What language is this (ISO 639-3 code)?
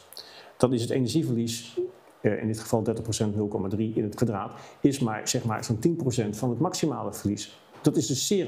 nld